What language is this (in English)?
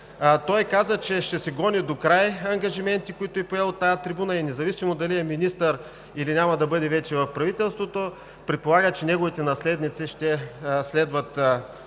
Bulgarian